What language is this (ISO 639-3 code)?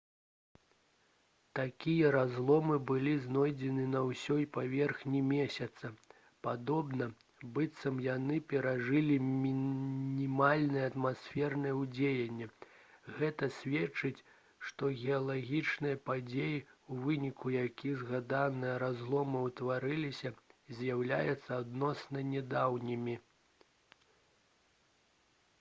bel